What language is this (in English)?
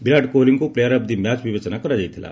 Odia